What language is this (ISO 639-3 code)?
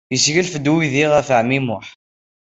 kab